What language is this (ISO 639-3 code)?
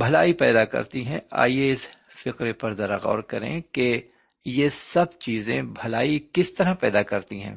urd